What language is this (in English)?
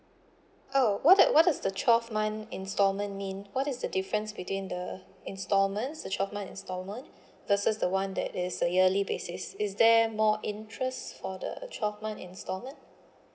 English